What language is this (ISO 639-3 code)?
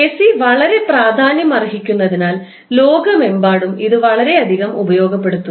mal